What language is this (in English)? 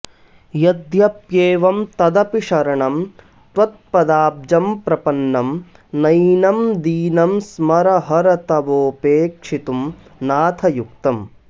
Sanskrit